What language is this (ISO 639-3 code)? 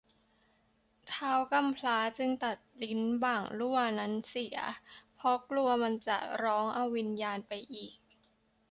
tha